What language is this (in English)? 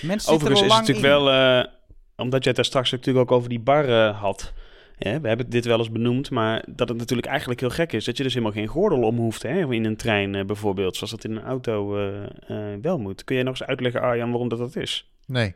Dutch